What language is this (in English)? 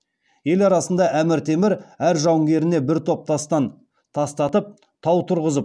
Kazakh